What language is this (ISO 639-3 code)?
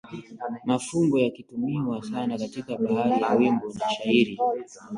swa